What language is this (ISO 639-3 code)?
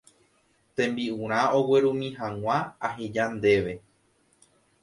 grn